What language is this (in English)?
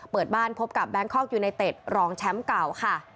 Thai